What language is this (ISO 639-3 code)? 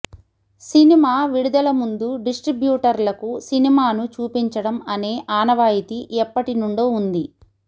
tel